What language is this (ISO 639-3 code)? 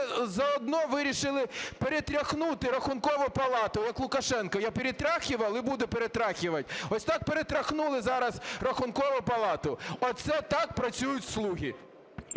ukr